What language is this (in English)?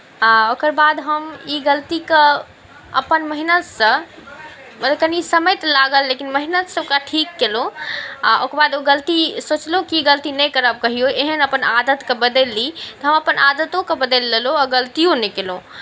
Maithili